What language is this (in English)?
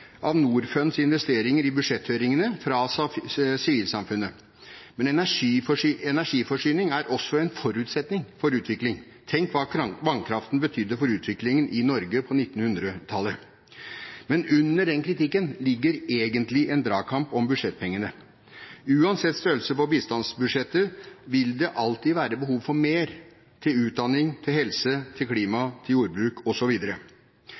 Norwegian Bokmål